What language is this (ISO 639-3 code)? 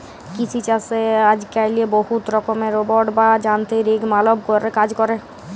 ben